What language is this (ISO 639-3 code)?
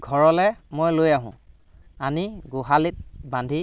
asm